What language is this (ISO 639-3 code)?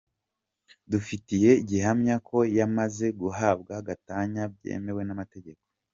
kin